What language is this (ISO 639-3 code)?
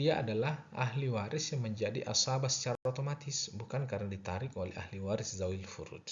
ind